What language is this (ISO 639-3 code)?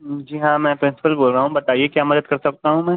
urd